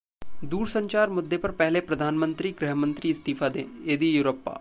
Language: Hindi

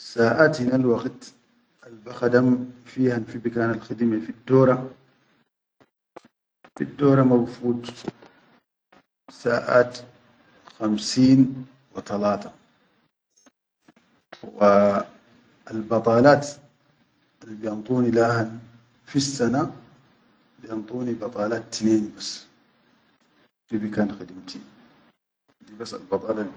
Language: Chadian Arabic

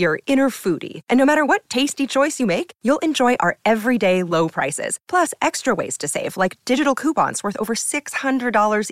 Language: English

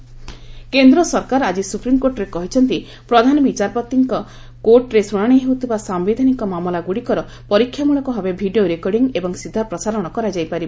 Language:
Odia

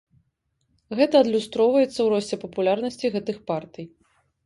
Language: Belarusian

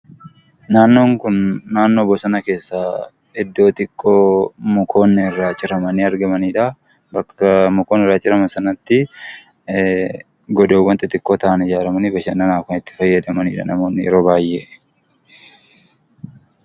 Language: Oromo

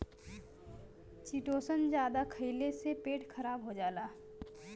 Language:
Bhojpuri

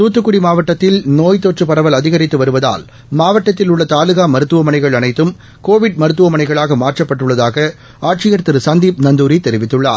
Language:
Tamil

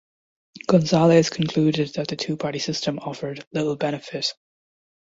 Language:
English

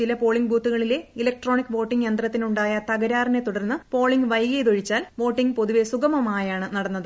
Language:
Malayalam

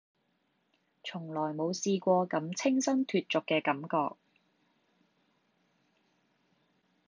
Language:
Cantonese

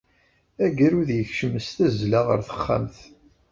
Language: Kabyle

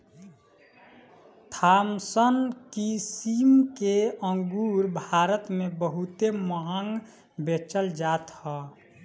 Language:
Bhojpuri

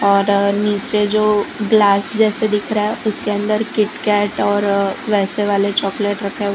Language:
Hindi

